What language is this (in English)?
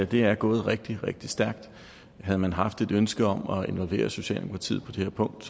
Danish